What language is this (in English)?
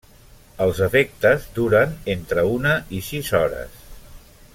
Catalan